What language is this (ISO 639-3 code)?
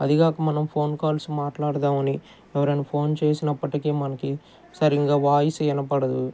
tel